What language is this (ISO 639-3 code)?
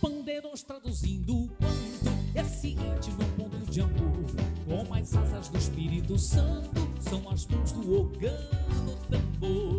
por